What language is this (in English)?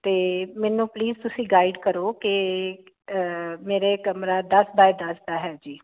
Punjabi